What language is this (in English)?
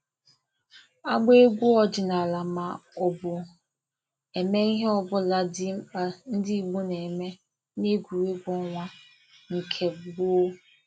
Igbo